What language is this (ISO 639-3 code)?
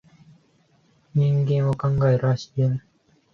jpn